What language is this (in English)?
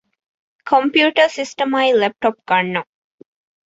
Divehi